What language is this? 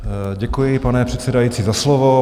Czech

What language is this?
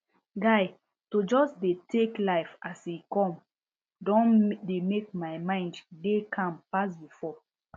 Nigerian Pidgin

